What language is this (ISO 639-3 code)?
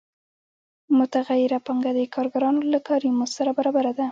pus